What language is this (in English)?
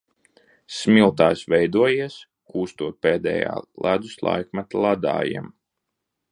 Latvian